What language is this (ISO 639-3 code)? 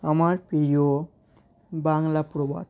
ben